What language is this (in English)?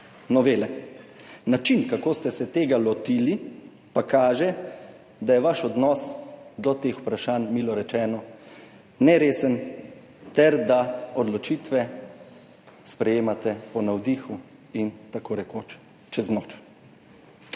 Slovenian